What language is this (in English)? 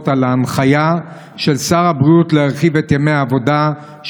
Hebrew